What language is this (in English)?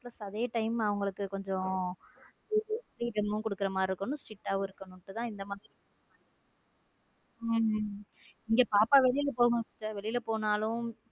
Tamil